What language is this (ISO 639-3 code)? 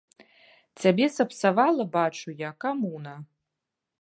bel